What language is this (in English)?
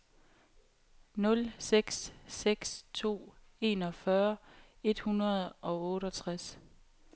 Danish